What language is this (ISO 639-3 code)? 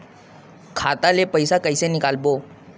hne